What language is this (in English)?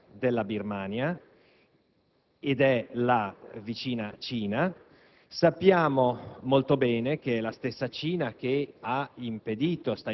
Italian